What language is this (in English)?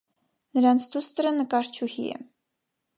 Armenian